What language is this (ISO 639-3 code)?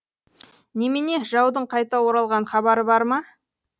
kaz